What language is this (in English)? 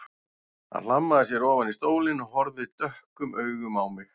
Icelandic